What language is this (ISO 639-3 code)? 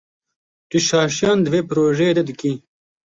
kur